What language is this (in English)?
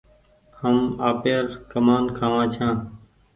Goaria